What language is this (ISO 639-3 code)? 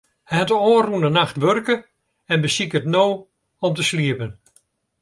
fry